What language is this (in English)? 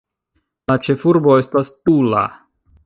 Esperanto